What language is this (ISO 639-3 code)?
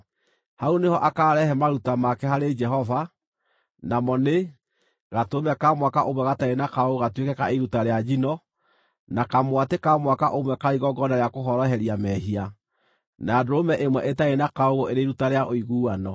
kik